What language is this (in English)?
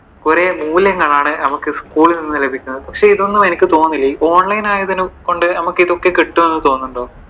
Malayalam